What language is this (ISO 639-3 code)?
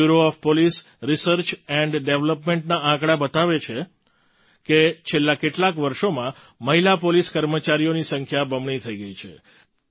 guj